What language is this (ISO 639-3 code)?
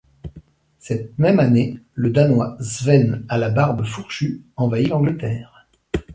fra